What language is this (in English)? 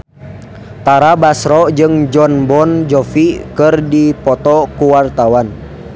Sundanese